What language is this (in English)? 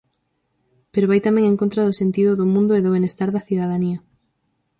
Galician